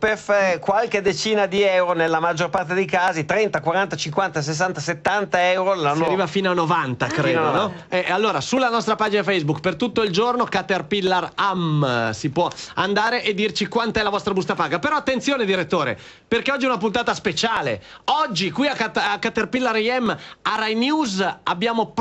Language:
Italian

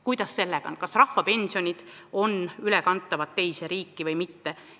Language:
Estonian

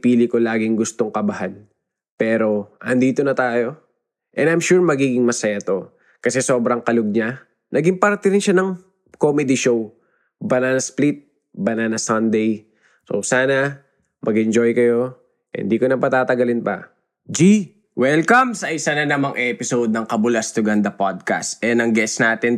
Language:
Filipino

